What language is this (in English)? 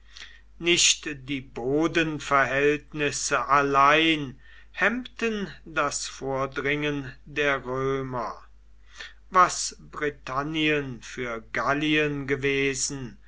German